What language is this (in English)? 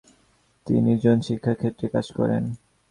Bangla